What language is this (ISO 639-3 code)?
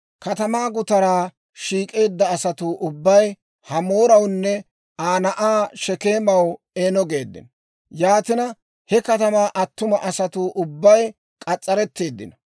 dwr